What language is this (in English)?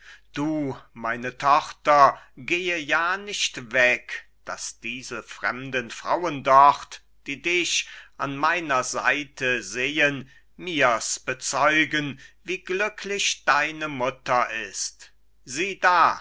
German